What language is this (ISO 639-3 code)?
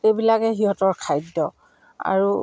asm